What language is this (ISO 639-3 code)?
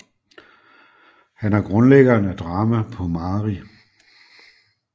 dan